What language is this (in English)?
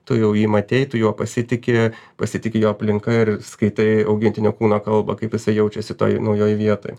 Lithuanian